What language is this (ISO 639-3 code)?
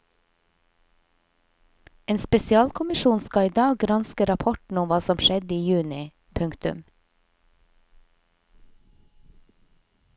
nor